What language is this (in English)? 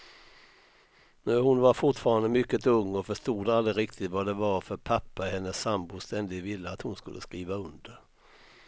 Swedish